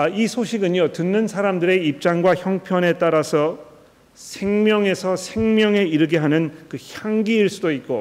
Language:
Korean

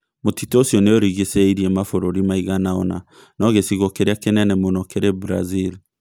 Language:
Kikuyu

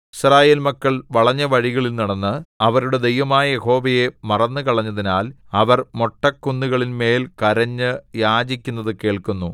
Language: Malayalam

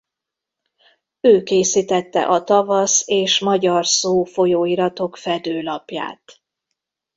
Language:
Hungarian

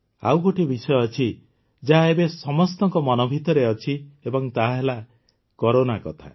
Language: Odia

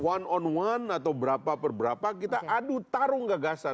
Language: Indonesian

